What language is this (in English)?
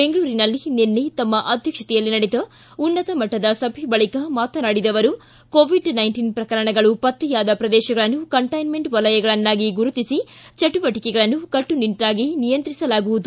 Kannada